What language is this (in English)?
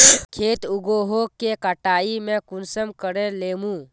Magahi